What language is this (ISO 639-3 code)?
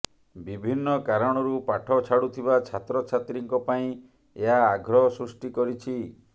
ori